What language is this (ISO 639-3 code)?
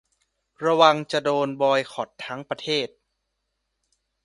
tha